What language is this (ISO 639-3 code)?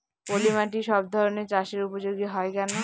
ben